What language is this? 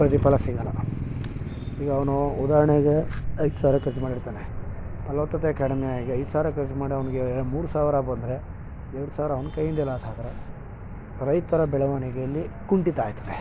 Kannada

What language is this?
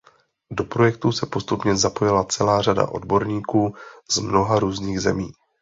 Czech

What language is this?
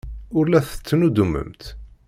Kabyle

